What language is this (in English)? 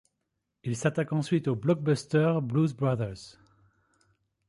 French